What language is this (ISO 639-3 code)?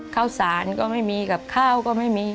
tha